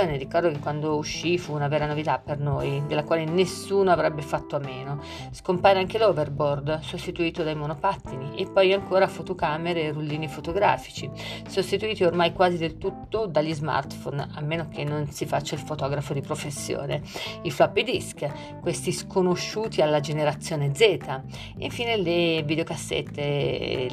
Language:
Italian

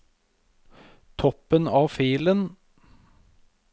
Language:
Norwegian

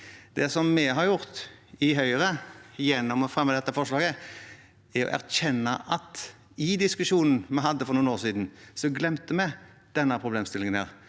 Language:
Norwegian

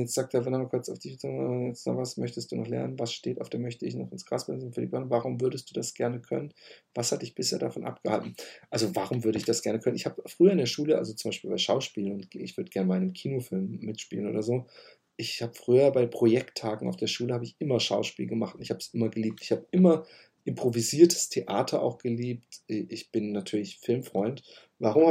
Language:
German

